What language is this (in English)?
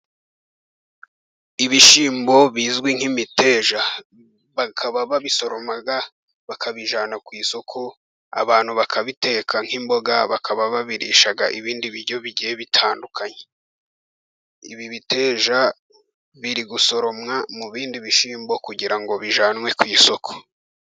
Kinyarwanda